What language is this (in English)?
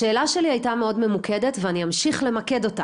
Hebrew